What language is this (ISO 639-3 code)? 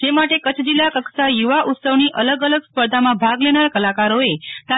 guj